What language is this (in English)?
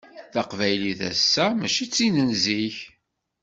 Kabyle